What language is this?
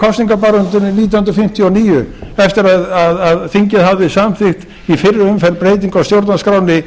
Icelandic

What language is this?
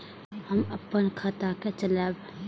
Maithili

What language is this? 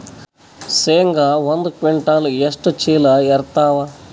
Kannada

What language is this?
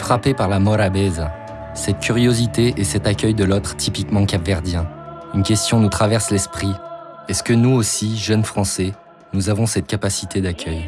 French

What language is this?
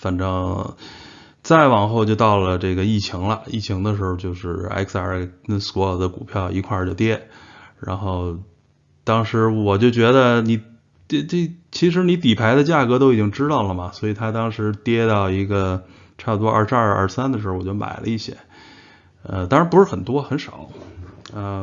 Chinese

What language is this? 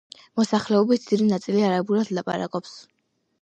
Georgian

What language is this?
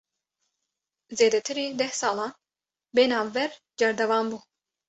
Kurdish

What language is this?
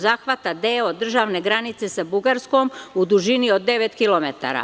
Serbian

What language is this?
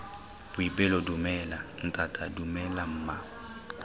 Tswana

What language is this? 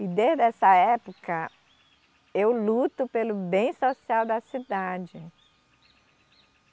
Portuguese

